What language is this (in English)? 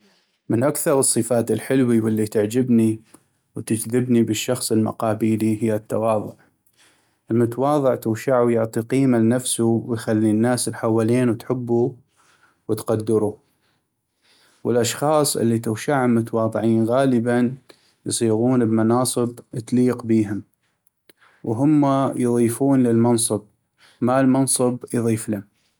North Mesopotamian Arabic